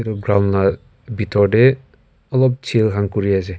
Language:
Naga Pidgin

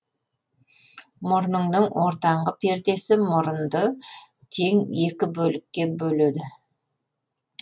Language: Kazakh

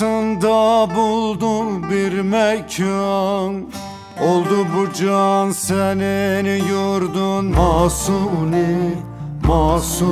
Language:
Turkish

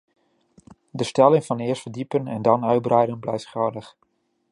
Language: Dutch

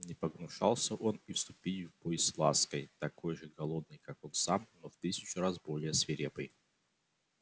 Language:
Russian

